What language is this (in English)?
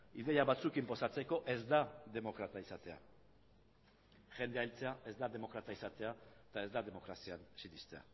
Basque